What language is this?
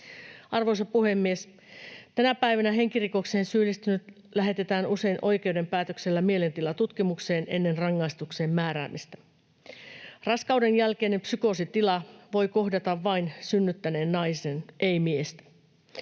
Finnish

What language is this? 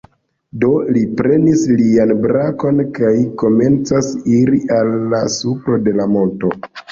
Esperanto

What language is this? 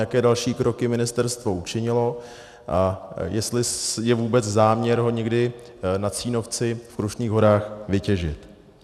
Czech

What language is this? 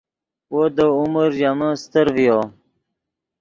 Yidgha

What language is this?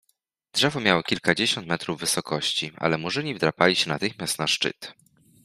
Polish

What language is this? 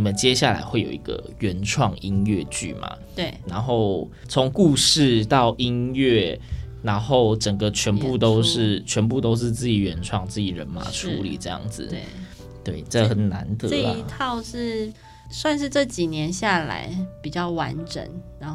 Chinese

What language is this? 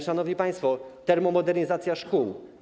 Polish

